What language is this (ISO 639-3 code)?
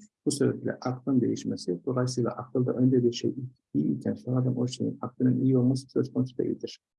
tur